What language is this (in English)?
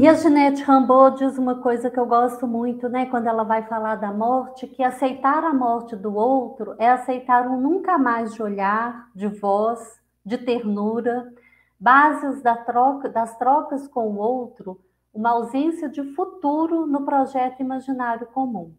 Portuguese